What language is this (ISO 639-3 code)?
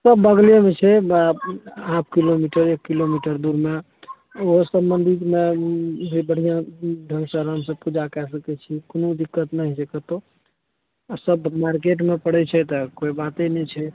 mai